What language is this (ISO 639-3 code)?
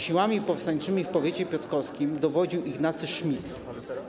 pol